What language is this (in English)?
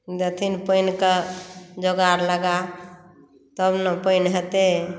Maithili